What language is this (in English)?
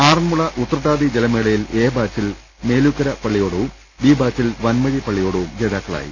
Malayalam